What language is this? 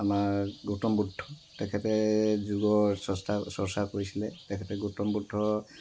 Assamese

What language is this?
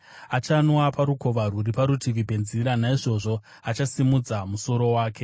Shona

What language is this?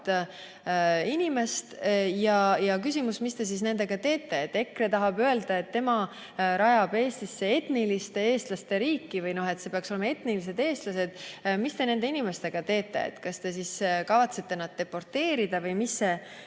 Estonian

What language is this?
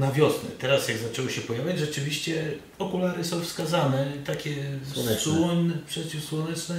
Polish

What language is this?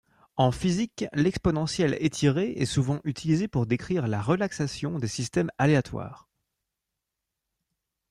French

